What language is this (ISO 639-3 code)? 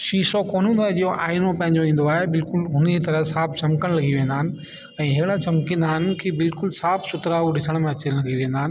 snd